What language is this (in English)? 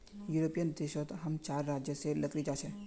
Magahi